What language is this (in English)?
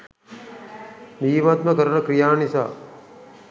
Sinhala